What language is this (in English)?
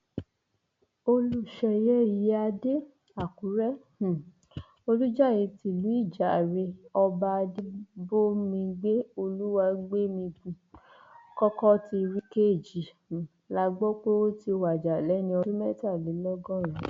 Yoruba